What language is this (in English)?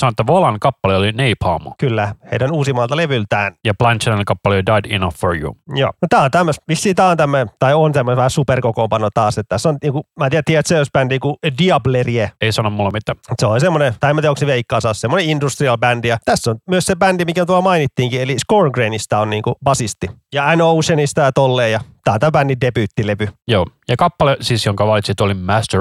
Finnish